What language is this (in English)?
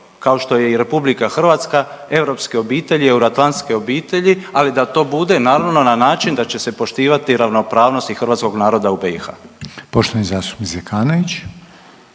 Croatian